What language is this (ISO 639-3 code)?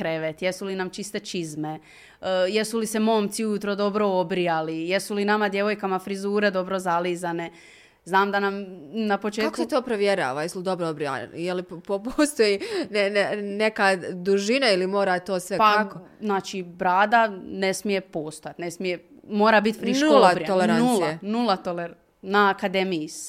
hrv